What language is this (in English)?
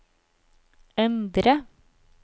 Norwegian